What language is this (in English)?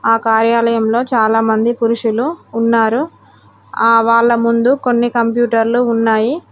Telugu